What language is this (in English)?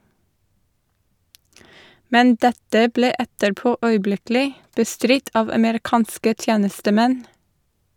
Norwegian